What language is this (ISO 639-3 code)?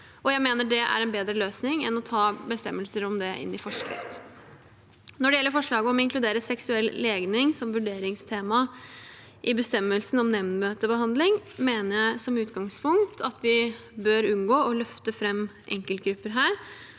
nor